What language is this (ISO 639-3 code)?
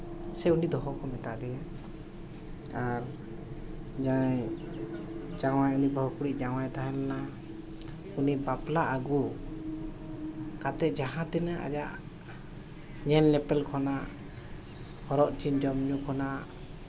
sat